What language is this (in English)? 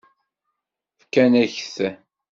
Kabyle